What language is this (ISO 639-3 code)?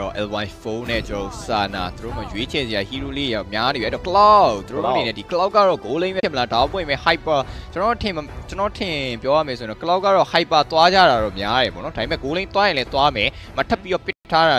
tha